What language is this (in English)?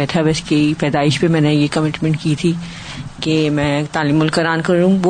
Urdu